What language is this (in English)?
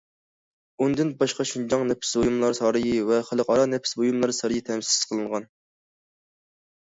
Uyghur